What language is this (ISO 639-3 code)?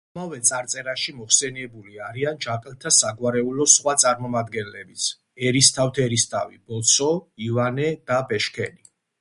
kat